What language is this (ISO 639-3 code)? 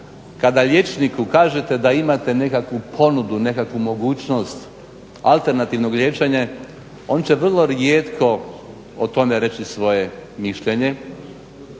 hrv